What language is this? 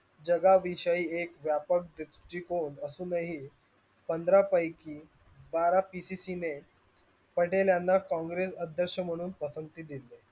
Marathi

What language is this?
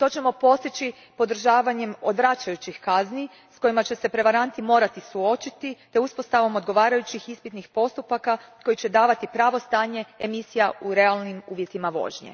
Croatian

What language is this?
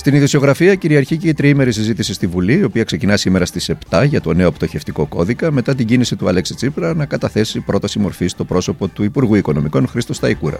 Greek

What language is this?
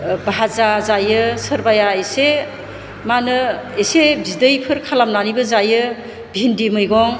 Bodo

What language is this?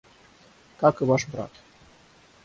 Russian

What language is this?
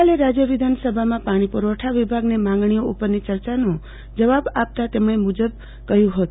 Gujarati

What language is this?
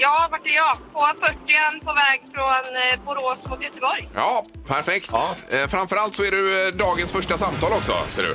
Swedish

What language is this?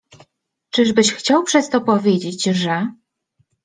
Polish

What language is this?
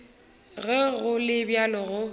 Northern Sotho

